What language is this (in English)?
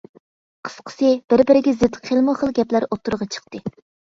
Uyghur